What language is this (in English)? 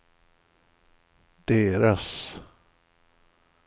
Swedish